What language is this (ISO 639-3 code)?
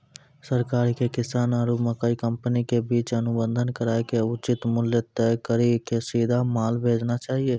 mai